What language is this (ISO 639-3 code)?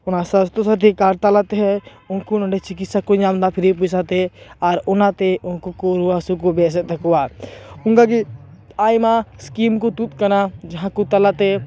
sat